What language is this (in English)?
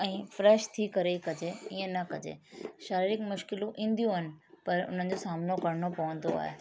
Sindhi